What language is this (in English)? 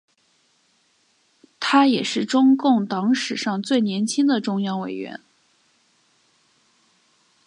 Chinese